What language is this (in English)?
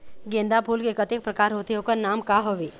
Chhattisgarhi